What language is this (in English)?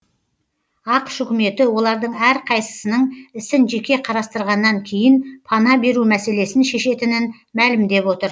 Kazakh